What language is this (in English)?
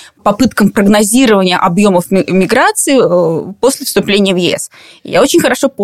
Russian